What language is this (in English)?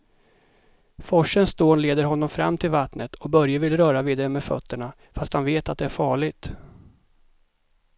Swedish